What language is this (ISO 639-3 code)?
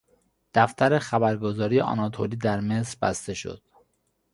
fas